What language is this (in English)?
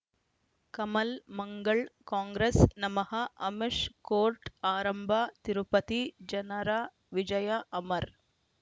Kannada